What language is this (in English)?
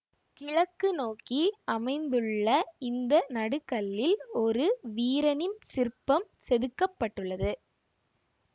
Tamil